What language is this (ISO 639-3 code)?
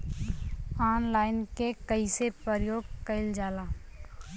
bho